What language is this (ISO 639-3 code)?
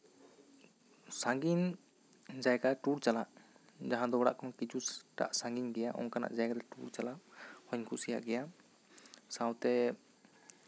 sat